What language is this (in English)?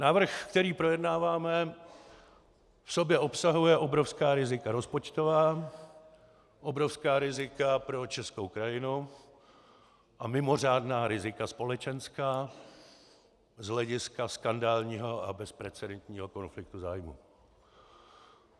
Czech